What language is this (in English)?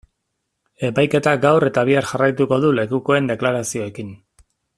Basque